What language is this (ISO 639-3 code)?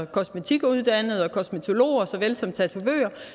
dan